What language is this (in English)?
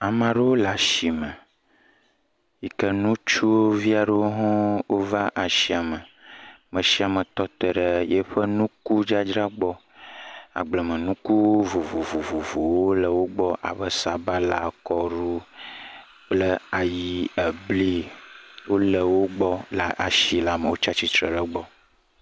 Ewe